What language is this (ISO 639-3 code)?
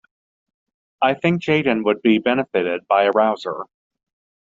eng